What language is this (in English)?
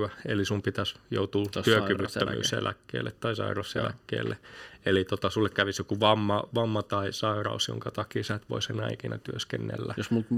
Finnish